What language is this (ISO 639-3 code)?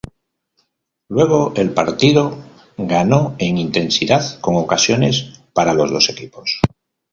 spa